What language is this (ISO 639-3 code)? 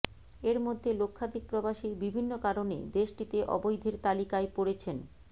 ben